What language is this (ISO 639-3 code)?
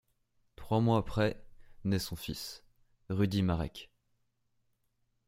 fra